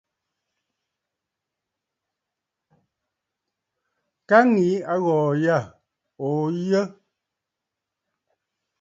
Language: Bafut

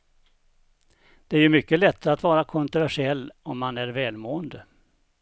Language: Swedish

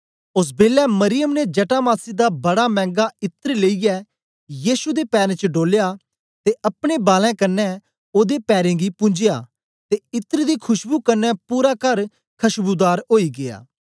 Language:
Dogri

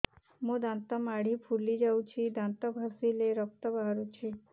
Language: Odia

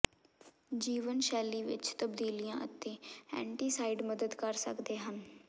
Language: Punjabi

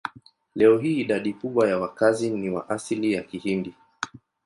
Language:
Swahili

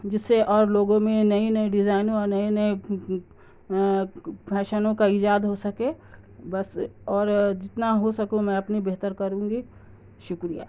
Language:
Urdu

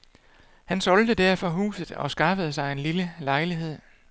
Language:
Danish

